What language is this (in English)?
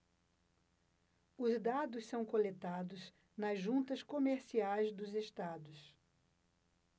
Portuguese